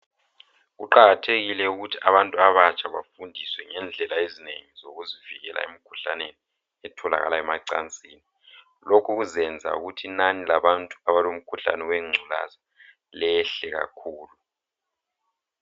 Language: North Ndebele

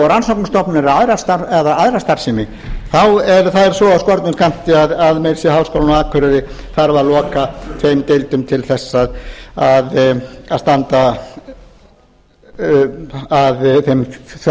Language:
Icelandic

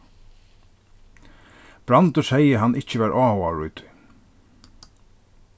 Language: Faroese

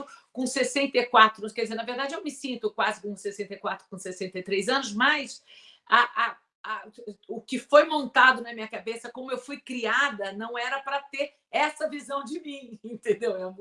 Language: Portuguese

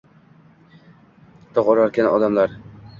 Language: Uzbek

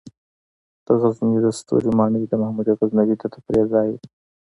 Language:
Pashto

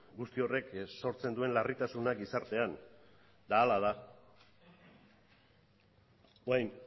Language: Basque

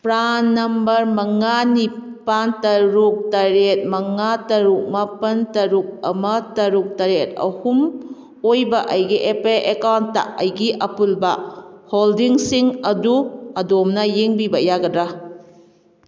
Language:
Manipuri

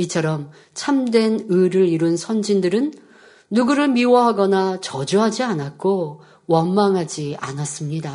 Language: Korean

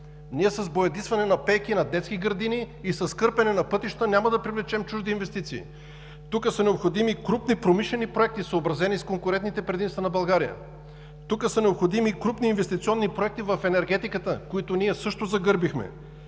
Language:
Bulgarian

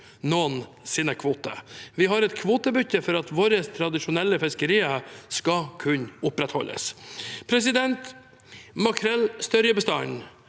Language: Norwegian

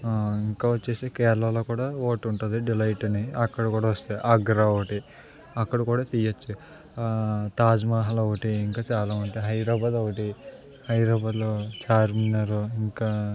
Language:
Telugu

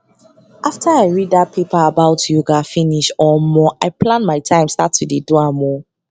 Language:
Nigerian Pidgin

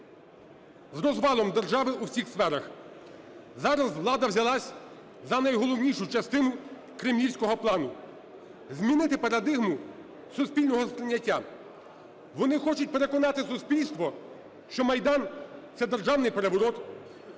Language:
Ukrainian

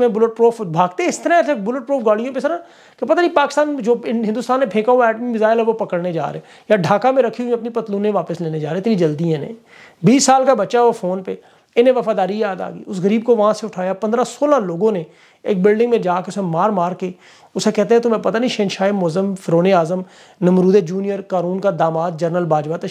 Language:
Hindi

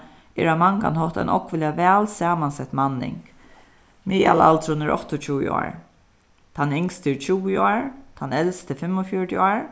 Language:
Faroese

